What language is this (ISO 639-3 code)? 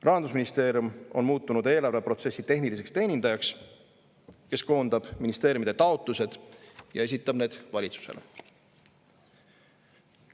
est